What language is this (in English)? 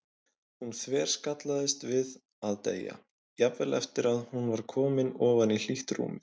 Icelandic